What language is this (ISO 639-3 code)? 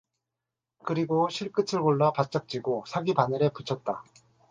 kor